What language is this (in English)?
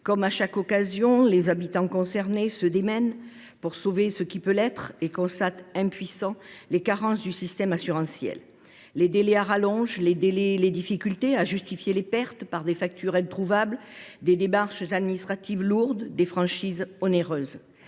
French